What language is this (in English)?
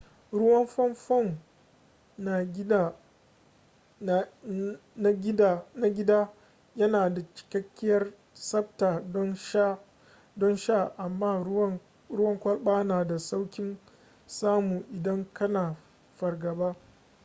Hausa